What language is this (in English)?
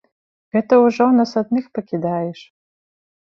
Belarusian